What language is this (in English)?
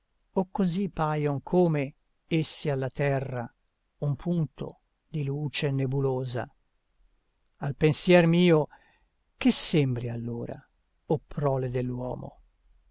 Italian